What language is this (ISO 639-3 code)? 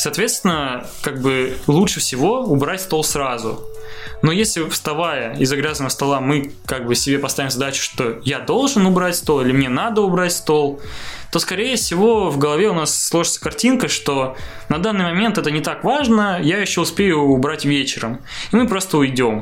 rus